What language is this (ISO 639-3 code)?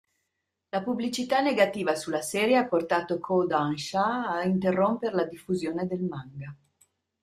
ita